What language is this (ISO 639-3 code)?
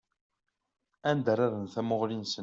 kab